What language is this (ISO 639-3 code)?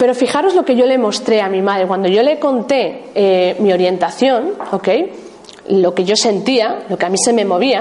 spa